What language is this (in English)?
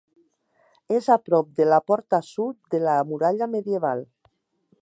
Catalan